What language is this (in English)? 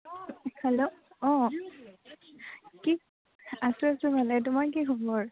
Assamese